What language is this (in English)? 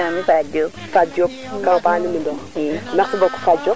Serer